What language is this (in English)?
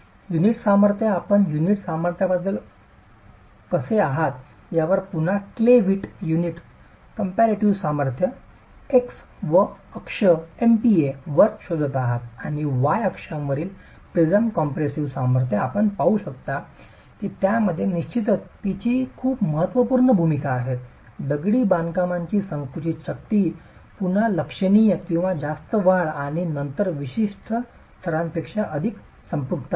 Marathi